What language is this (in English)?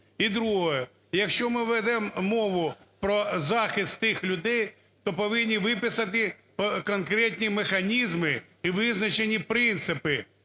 Ukrainian